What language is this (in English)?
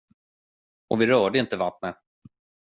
Swedish